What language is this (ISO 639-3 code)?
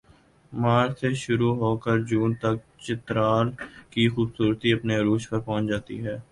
urd